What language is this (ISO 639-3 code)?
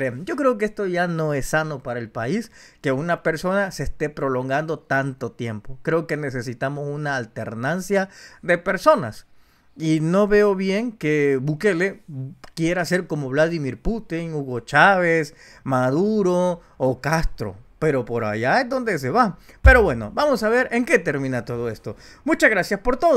spa